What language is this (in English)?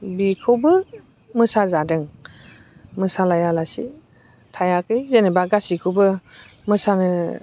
Bodo